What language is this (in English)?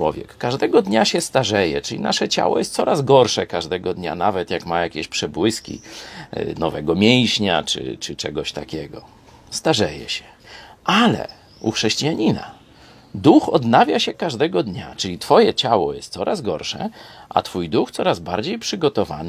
Polish